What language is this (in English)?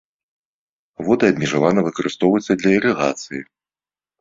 Belarusian